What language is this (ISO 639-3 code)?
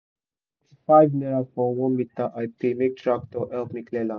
pcm